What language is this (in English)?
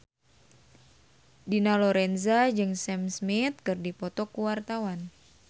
Sundanese